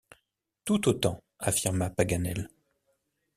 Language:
French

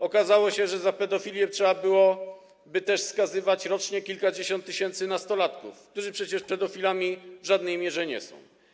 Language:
Polish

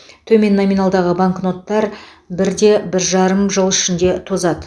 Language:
Kazakh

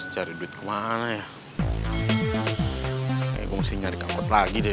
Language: Indonesian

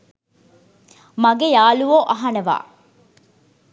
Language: Sinhala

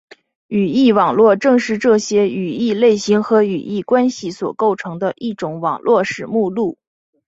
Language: Chinese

